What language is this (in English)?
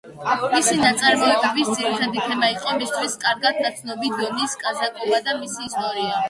Georgian